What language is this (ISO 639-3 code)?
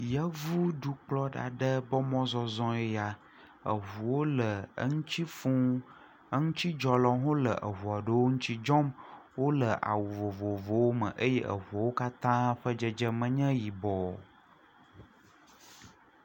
ewe